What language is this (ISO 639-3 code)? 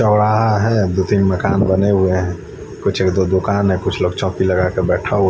hin